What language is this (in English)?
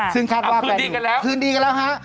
Thai